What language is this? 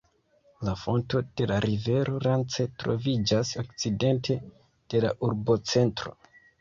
Esperanto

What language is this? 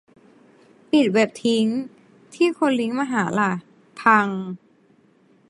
Thai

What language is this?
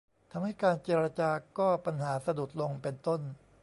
Thai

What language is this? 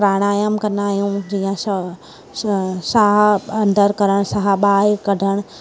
Sindhi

